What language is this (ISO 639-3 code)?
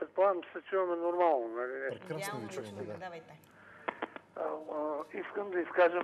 bul